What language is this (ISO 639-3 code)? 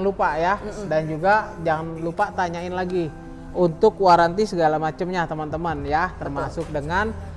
ind